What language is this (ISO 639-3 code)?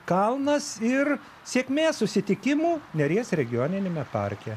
lit